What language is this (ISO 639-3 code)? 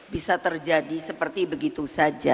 ind